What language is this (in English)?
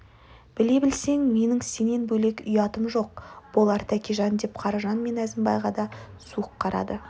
Kazakh